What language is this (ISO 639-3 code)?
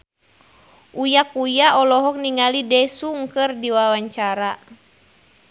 sun